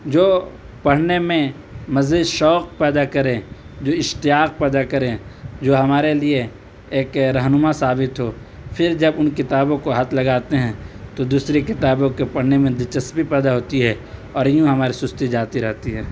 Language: Urdu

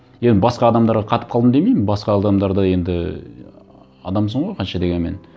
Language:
Kazakh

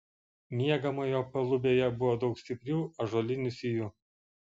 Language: Lithuanian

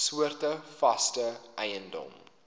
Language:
Afrikaans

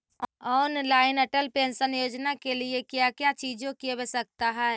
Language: Magahi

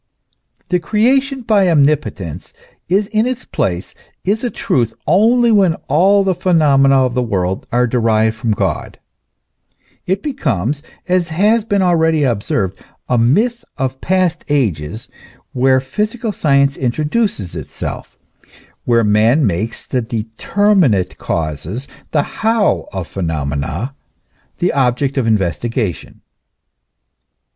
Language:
English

